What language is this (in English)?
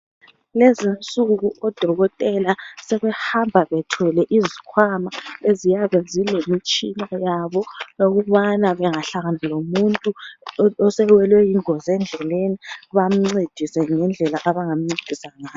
North Ndebele